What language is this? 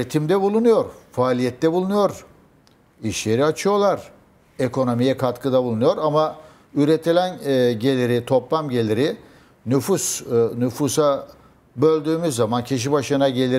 Turkish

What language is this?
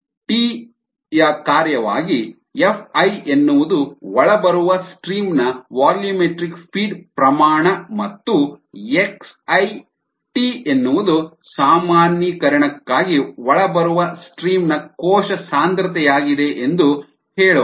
Kannada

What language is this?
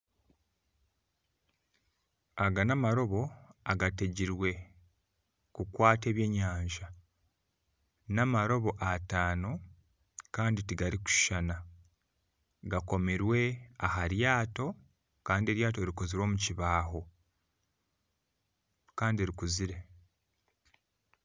Nyankole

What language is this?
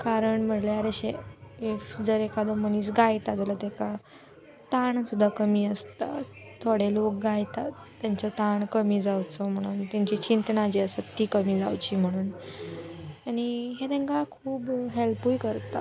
Konkani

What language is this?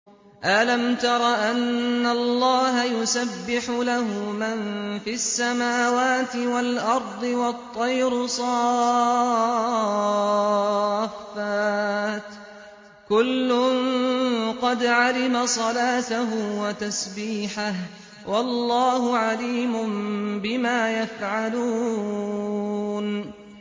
Arabic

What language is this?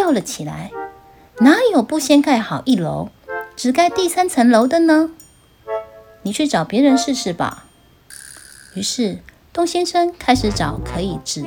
Chinese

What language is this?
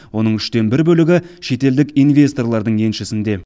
Kazakh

